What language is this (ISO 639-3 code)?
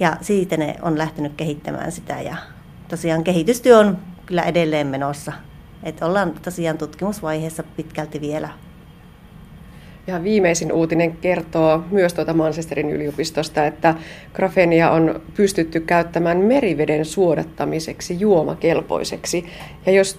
fin